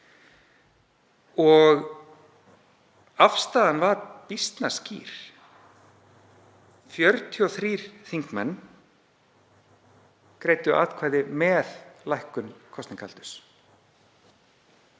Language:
Icelandic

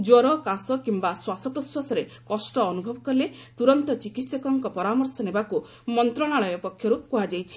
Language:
Odia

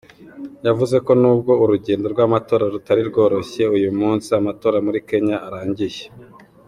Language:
Kinyarwanda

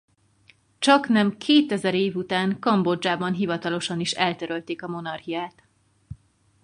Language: Hungarian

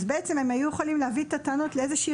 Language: Hebrew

